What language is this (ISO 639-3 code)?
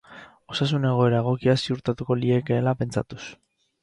eus